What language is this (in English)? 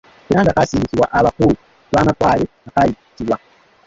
Ganda